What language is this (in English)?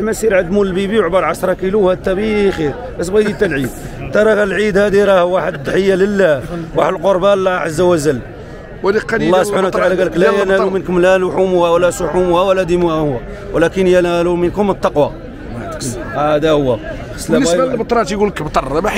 Arabic